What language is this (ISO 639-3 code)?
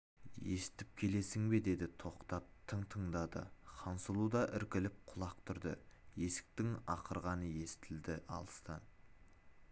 kaz